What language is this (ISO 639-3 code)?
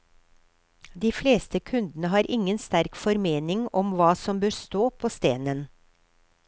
nor